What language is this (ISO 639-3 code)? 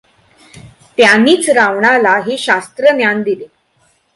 mar